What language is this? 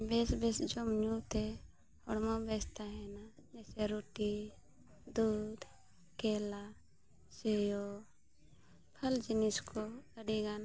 Santali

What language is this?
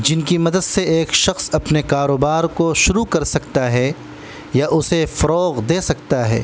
Urdu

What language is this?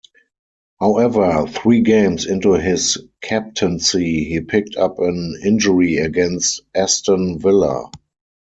English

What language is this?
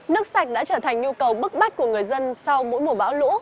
Vietnamese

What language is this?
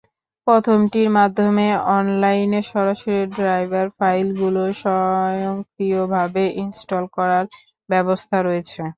Bangla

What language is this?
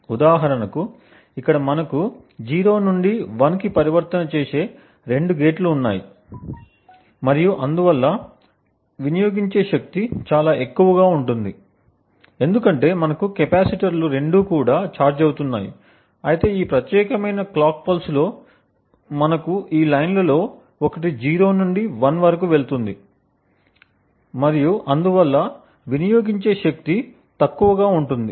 Telugu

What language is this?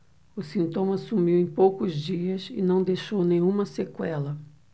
Portuguese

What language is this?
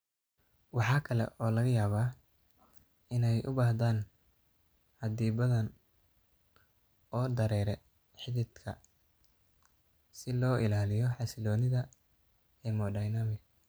Somali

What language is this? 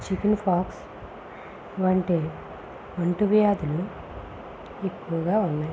Telugu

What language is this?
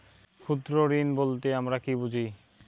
Bangla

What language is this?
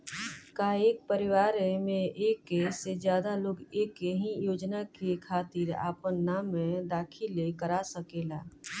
Bhojpuri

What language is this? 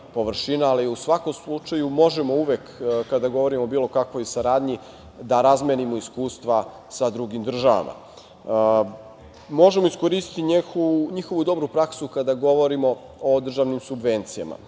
Serbian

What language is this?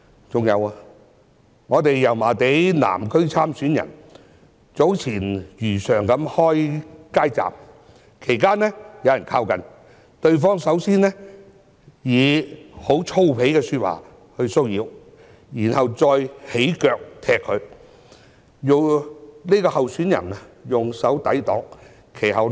Cantonese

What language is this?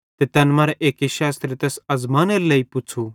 Bhadrawahi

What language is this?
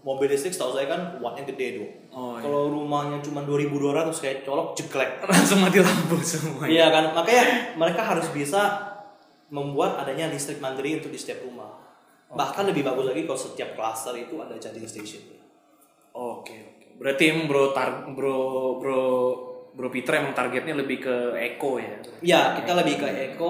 Indonesian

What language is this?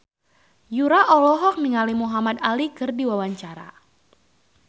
Sundanese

